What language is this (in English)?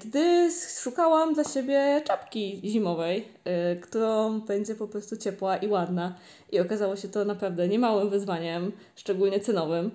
Polish